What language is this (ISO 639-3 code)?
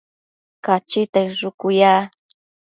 mcf